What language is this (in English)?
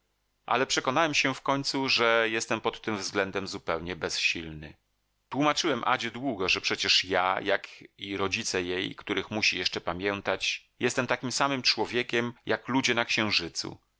Polish